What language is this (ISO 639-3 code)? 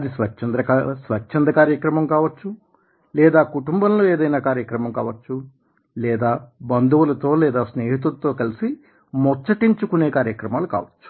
tel